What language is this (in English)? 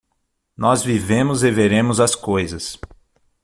Portuguese